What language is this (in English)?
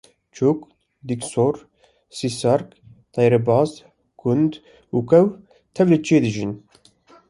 Kurdish